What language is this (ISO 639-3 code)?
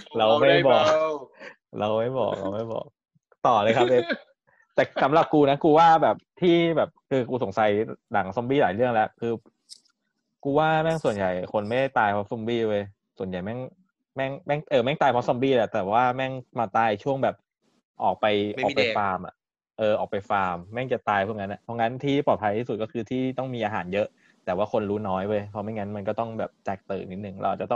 tha